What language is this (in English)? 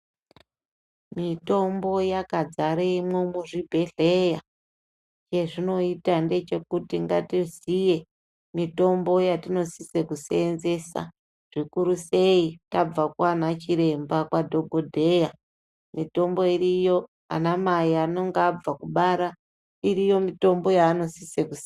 Ndau